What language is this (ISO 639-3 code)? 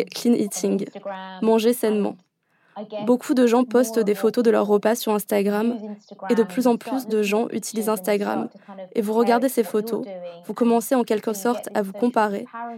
fra